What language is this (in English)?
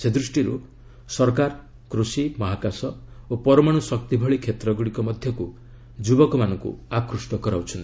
Odia